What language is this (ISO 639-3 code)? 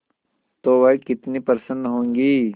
hin